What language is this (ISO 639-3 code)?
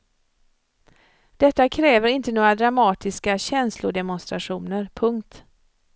swe